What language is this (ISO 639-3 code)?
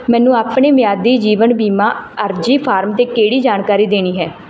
pan